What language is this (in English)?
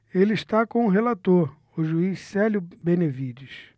Portuguese